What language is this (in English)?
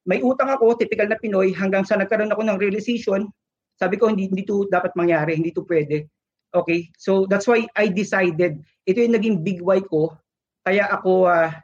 Filipino